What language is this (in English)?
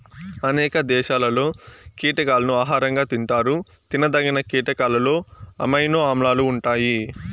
Telugu